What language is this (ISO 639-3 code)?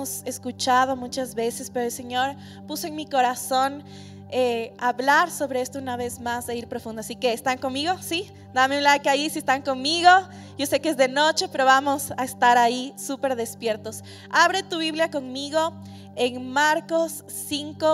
spa